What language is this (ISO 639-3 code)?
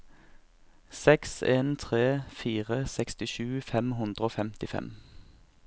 nor